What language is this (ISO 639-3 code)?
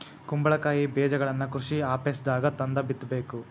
kan